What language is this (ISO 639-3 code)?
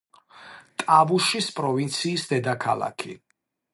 kat